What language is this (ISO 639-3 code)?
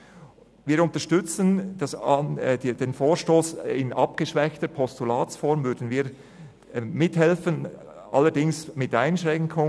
gsw